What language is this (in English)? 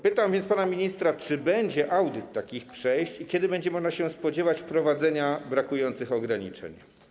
Polish